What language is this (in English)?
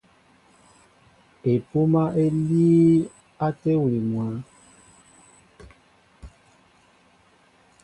Mbo (Cameroon)